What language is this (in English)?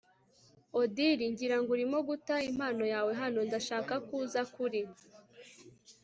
Kinyarwanda